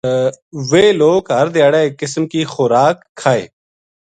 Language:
Gujari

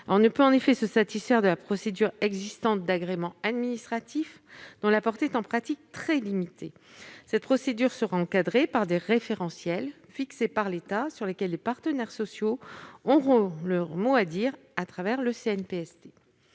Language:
French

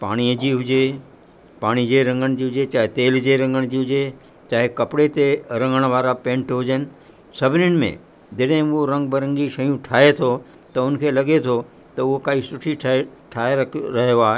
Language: Sindhi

